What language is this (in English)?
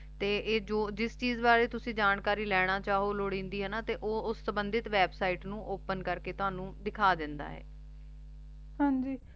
Punjabi